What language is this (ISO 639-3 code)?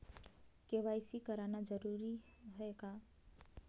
hne